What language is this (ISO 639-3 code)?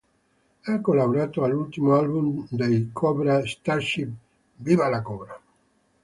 ita